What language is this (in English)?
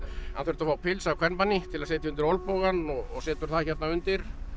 Icelandic